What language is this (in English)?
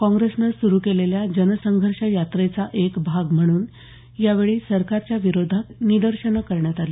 Marathi